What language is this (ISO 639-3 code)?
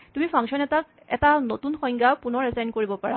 asm